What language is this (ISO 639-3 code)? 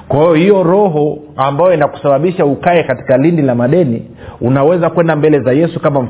swa